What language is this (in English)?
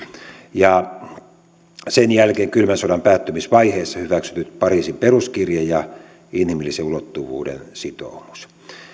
Finnish